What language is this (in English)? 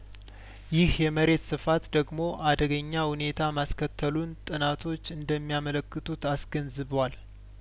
Amharic